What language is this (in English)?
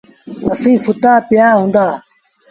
Sindhi Bhil